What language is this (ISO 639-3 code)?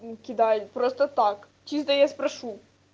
rus